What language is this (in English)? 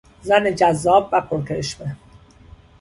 Persian